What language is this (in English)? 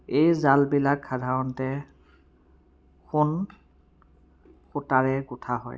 Assamese